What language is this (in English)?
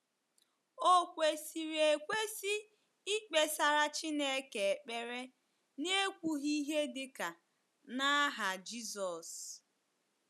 Igbo